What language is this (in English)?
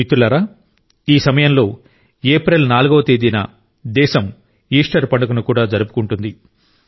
Telugu